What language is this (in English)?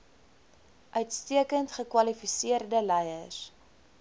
Afrikaans